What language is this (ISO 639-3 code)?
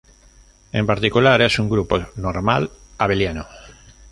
spa